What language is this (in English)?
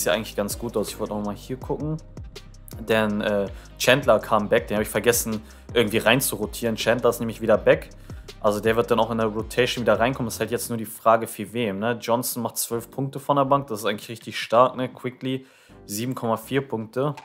German